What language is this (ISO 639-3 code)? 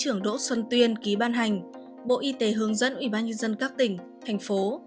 vie